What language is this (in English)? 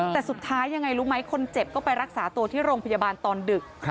Thai